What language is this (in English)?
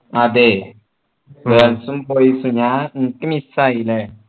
Malayalam